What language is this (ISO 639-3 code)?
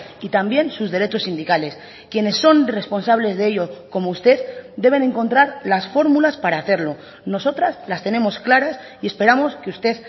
spa